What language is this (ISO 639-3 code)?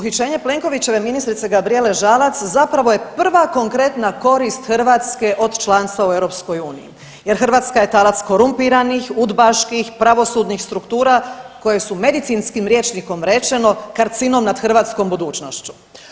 hrv